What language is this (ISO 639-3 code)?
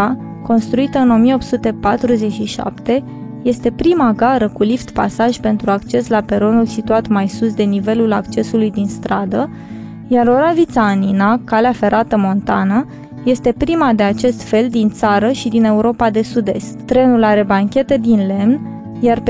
ron